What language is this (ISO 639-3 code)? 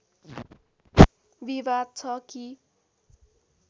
nep